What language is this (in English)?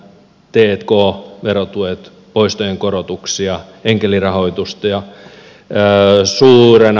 Finnish